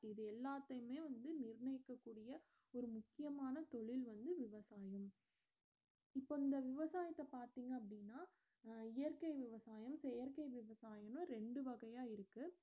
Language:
Tamil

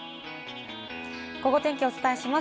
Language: Japanese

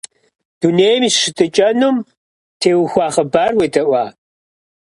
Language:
Kabardian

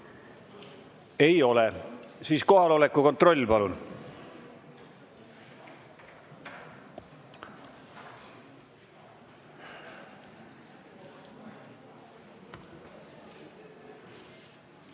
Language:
Estonian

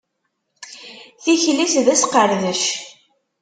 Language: Kabyle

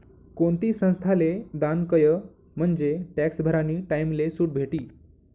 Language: Marathi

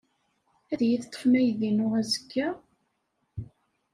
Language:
Kabyle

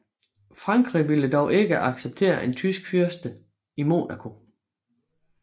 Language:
Danish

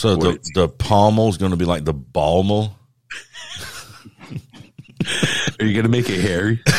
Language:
English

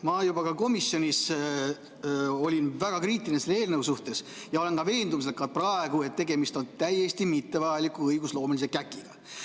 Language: Estonian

